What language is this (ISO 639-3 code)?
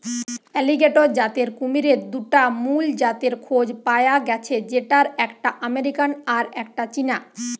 ben